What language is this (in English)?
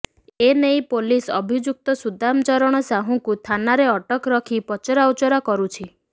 Odia